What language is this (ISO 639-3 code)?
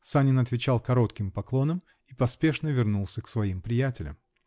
rus